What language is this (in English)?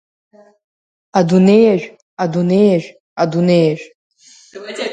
Abkhazian